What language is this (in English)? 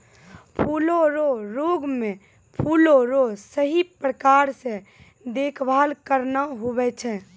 Maithili